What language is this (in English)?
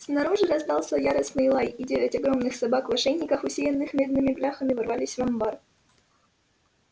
Russian